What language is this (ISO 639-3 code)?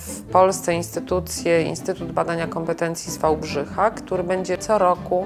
pol